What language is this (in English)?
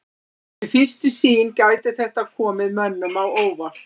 Icelandic